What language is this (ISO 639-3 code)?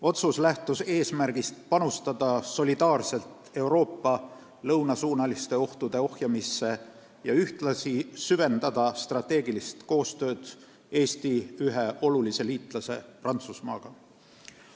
est